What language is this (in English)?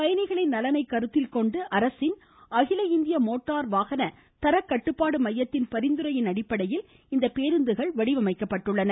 Tamil